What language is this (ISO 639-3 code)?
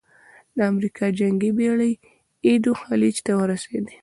pus